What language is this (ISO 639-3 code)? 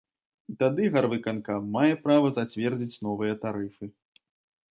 bel